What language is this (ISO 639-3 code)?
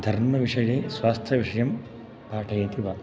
san